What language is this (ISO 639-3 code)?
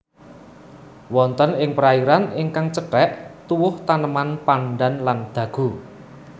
jav